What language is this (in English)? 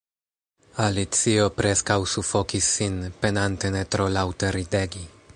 Esperanto